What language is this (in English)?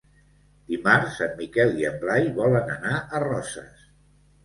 Catalan